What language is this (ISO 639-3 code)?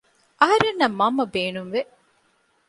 div